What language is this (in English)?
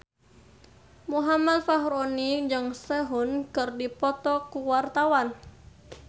Sundanese